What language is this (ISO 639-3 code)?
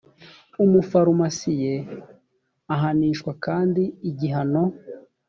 kin